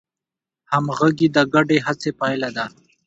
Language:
Pashto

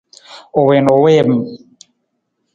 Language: Nawdm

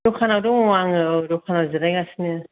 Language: Bodo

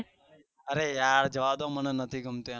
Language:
Gujarati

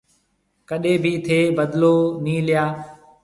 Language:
Marwari (Pakistan)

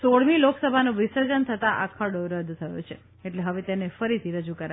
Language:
Gujarati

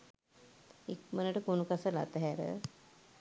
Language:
Sinhala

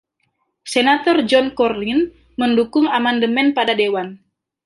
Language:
Indonesian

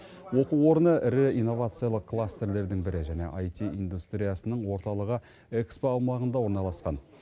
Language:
Kazakh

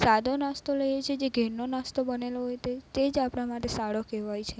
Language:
Gujarati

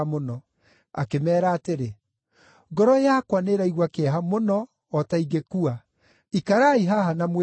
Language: Kikuyu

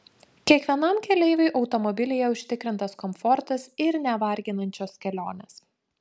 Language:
Lithuanian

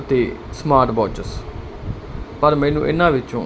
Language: Punjabi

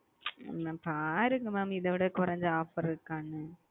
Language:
Tamil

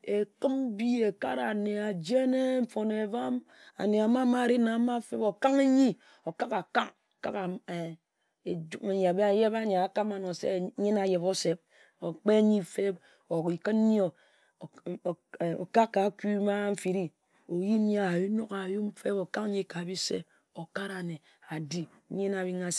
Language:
Ejagham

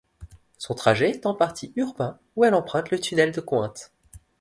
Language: French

